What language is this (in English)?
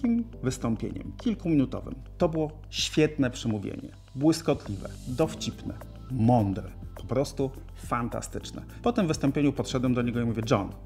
Polish